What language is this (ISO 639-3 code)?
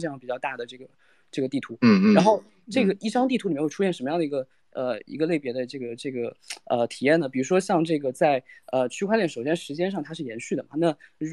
zho